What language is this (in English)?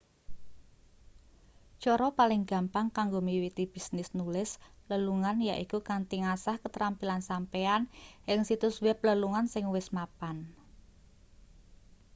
Javanese